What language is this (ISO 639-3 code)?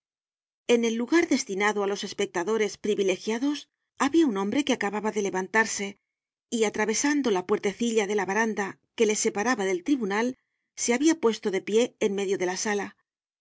spa